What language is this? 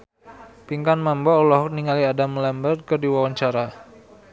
Sundanese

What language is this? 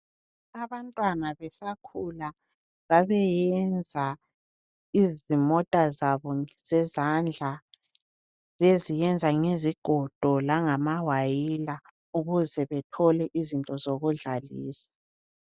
North Ndebele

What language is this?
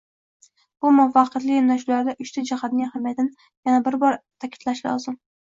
Uzbek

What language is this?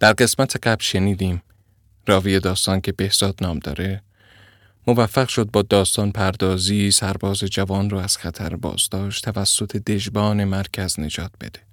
Persian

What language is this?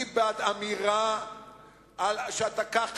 Hebrew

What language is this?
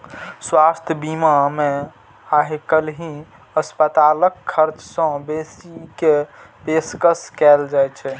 Maithili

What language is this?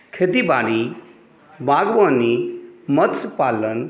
Maithili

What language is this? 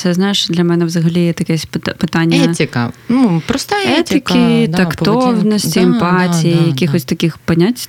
Ukrainian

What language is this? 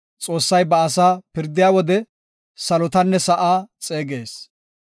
Gofa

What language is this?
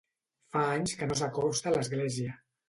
Catalan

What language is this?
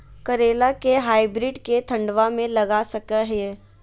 Magahi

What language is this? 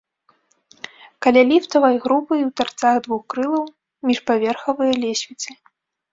Belarusian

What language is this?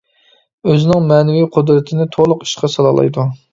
Uyghur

